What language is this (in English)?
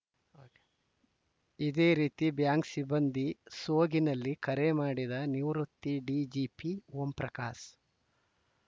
Kannada